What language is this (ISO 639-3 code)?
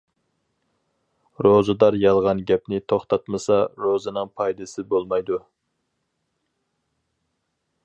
uig